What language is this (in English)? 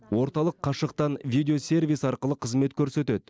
Kazakh